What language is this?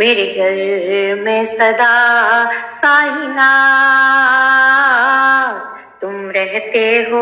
Hindi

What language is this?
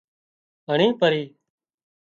Wadiyara Koli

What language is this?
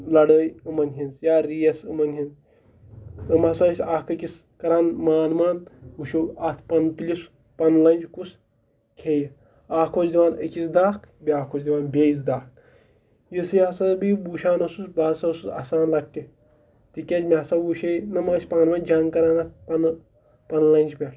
Kashmiri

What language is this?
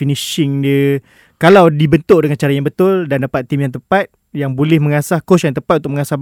Malay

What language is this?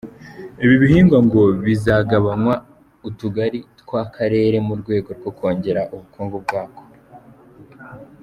Kinyarwanda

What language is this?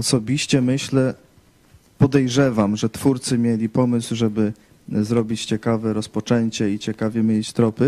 Polish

